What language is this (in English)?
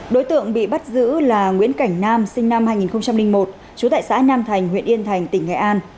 Vietnamese